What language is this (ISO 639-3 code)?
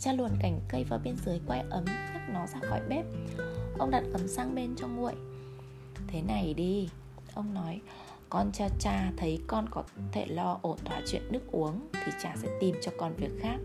vie